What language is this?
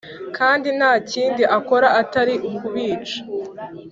Kinyarwanda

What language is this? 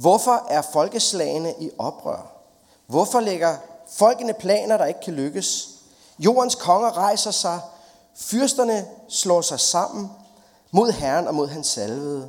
Danish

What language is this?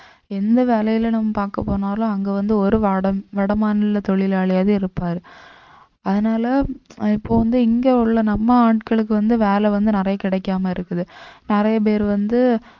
Tamil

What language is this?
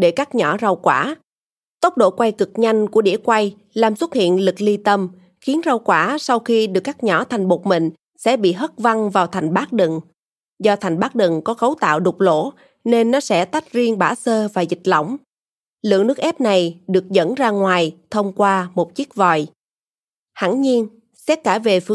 Vietnamese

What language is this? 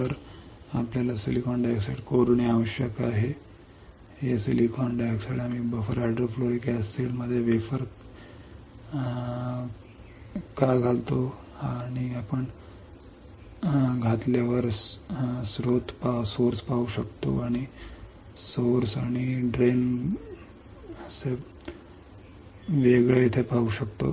Marathi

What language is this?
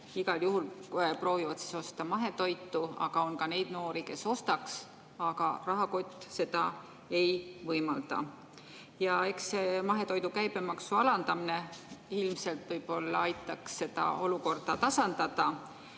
Estonian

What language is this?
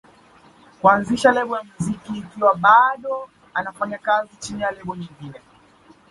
Swahili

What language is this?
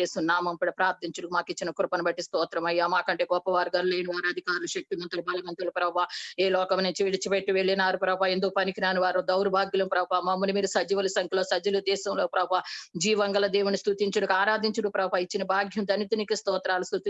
Portuguese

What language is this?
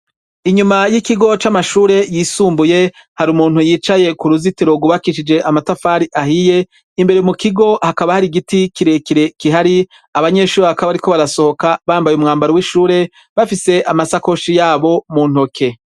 Rundi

